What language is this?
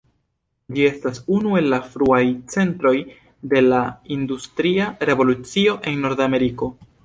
Esperanto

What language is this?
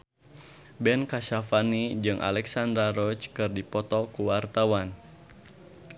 Sundanese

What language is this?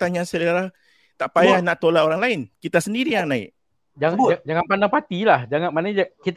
Malay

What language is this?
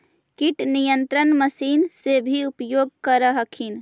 Magahi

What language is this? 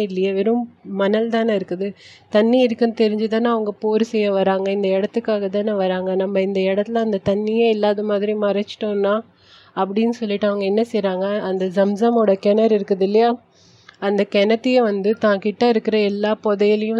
Tamil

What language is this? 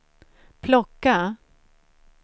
Swedish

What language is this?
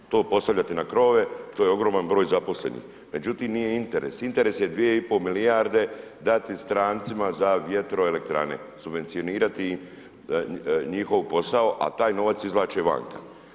Croatian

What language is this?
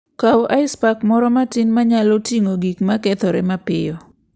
Luo (Kenya and Tanzania)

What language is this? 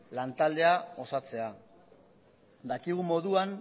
Basque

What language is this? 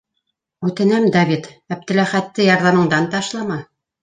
Bashkir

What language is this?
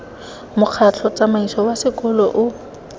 Tswana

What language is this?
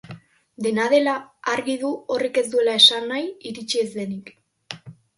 Basque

